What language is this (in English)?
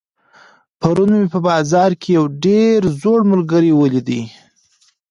Pashto